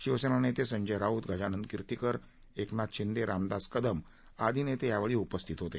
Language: Marathi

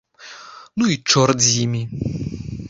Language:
Belarusian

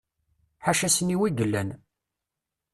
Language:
Kabyle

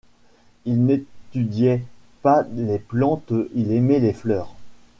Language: French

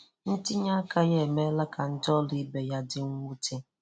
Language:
Igbo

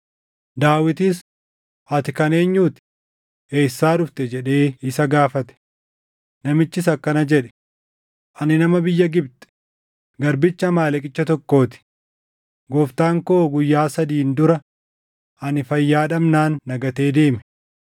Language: Oromo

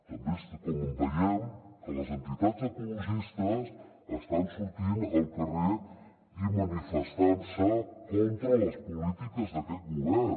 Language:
Catalan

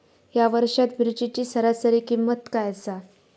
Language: Marathi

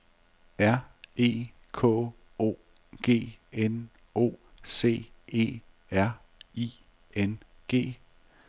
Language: Danish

